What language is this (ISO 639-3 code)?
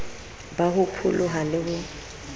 sot